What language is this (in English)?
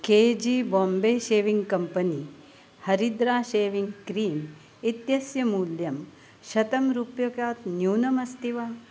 Sanskrit